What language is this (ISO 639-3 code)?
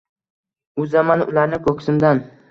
uzb